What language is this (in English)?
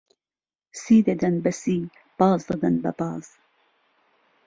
Central Kurdish